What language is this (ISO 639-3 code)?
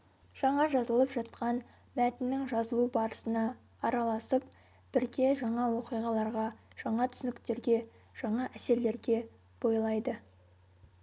kaz